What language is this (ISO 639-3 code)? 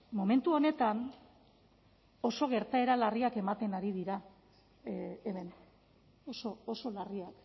eus